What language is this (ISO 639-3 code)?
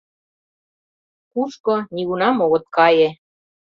chm